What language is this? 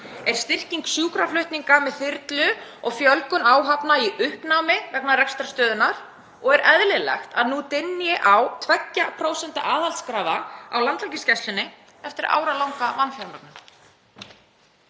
Icelandic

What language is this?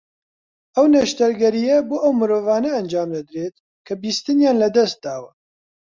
Central Kurdish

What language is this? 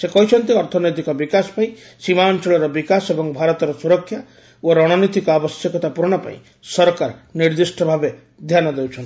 Odia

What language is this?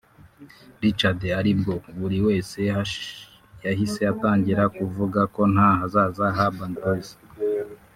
Kinyarwanda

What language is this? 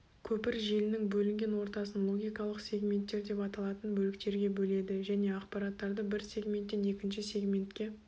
Kazakh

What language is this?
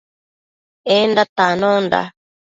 Matsés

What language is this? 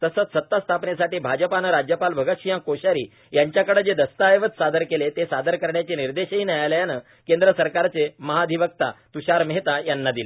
Marathi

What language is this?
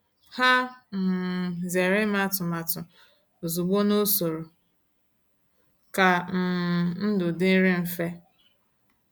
Igbo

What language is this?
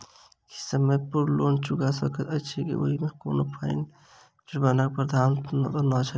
Maithili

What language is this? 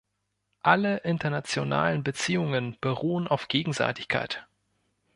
German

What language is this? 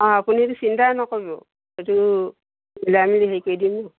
Assamese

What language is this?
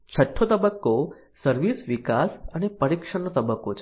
Gujarati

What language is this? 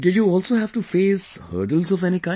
English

